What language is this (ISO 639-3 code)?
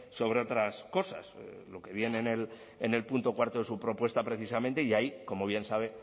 spa